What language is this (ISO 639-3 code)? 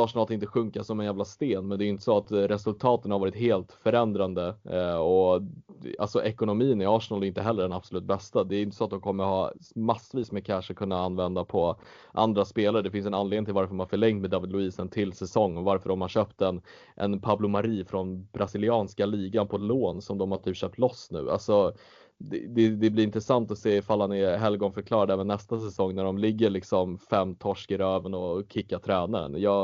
swe